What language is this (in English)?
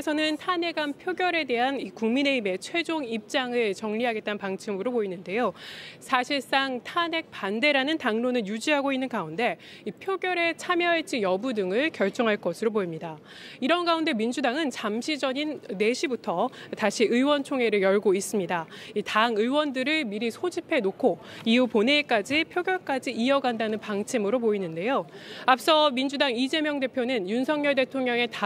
Korean